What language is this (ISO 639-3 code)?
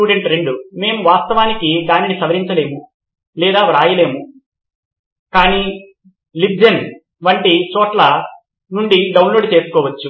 tel